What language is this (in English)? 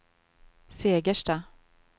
Swedish